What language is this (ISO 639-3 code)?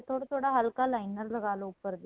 pan